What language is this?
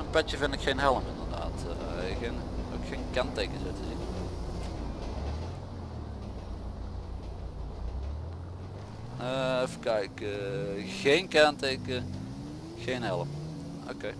Dutch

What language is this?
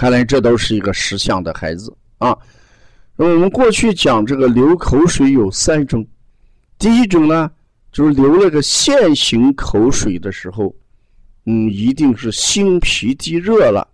Chinese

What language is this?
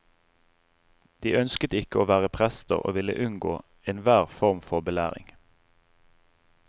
Norwegian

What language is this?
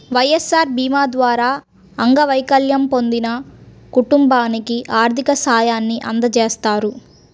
Telugu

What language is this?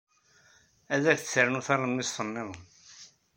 Kabyle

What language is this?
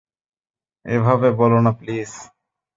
Bangla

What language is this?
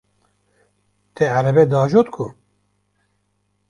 Kurdish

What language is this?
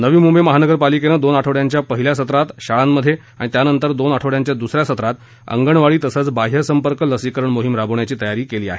Marathi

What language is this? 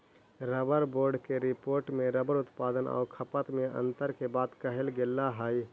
Magahi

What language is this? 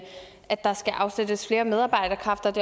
Danish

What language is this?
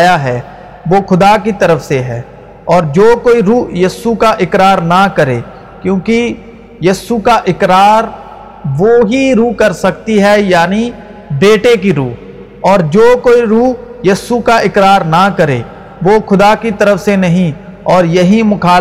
Urdu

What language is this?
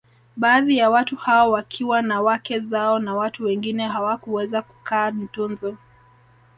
Swahili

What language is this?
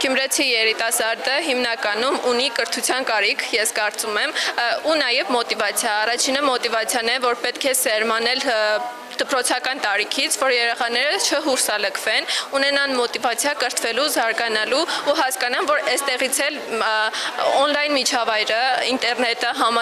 Romanian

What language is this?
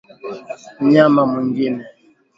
Swahili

